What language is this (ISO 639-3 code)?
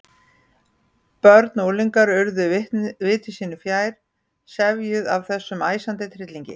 isl